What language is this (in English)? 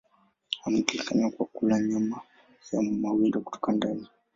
Swahili